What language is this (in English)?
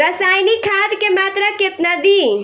Bhojpuri